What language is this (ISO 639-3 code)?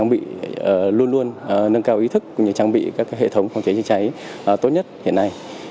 vie